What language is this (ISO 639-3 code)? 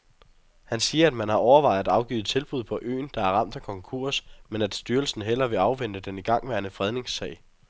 dan